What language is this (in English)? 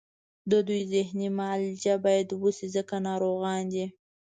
Pashto